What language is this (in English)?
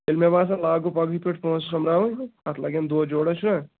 Kashmiri